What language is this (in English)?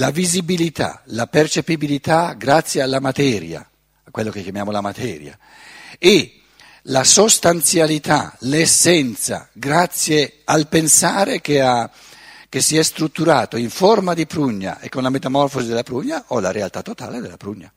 Italian